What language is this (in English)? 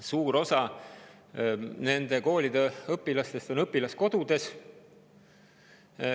Estonian